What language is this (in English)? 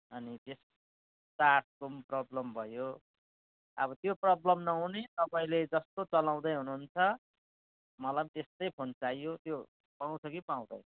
Nepali